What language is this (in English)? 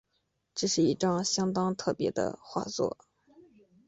Chinese